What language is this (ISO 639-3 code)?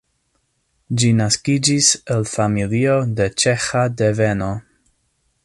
epo